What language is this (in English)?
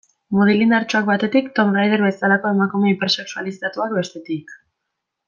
Basque